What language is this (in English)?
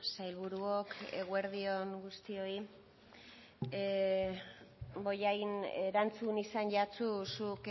Basque